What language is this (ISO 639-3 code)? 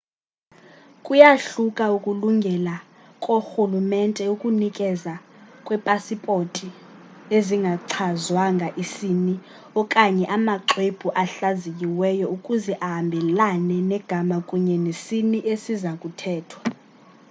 xho